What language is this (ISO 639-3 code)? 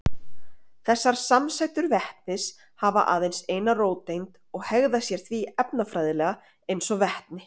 isl